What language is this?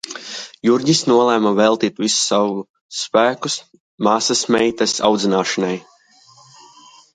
Latvian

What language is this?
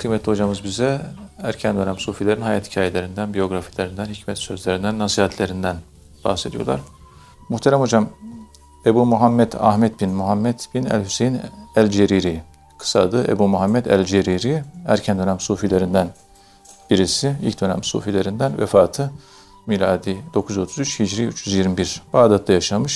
Turkish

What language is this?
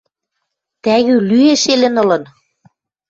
Western Mari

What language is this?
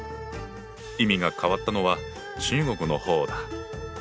Japanese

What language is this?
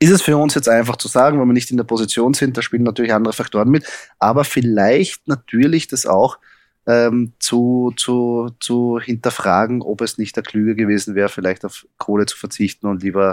German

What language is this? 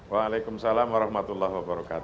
Indonesian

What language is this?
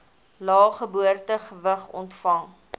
Afrikaans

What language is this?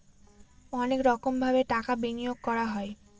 Bangla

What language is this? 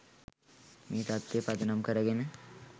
Sinhala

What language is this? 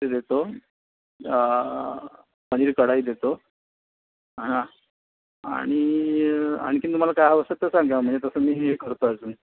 Marathi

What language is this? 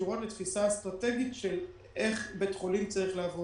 Hebrew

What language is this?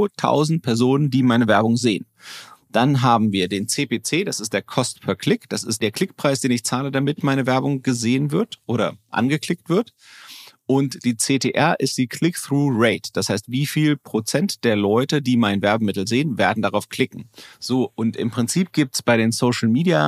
German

